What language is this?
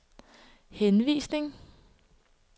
Danish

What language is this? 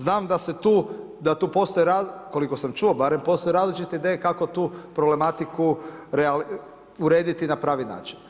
Croatian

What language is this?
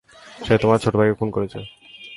Bangla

